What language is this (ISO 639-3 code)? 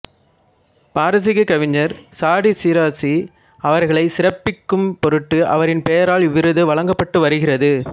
tam